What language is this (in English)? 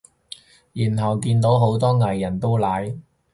Cantonese